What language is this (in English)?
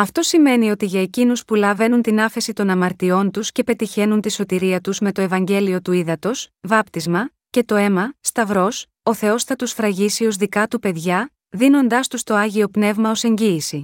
Greek